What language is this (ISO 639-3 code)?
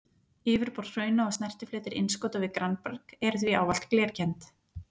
isl